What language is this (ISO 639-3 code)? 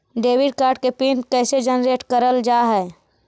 mag